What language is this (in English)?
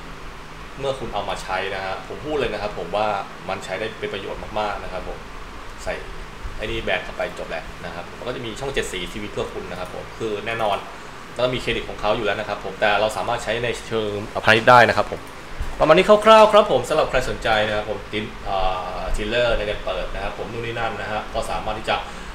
Thai